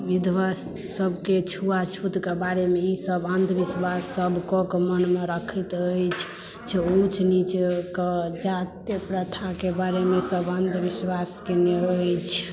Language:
Maithili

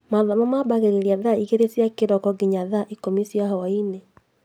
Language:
Kikuyu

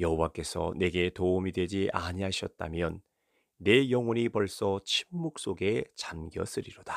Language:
Korean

